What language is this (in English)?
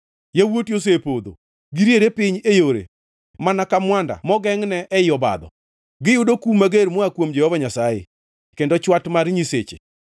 Luo (Kenya and Tanzania)